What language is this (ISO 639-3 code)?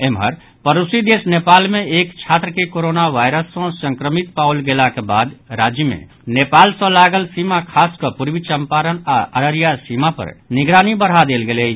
mai